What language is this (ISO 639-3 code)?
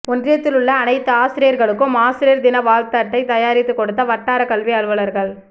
tam